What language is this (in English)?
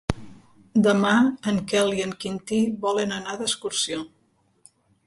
Catalan